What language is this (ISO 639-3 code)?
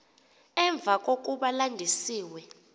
xho